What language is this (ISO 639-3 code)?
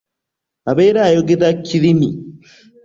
lug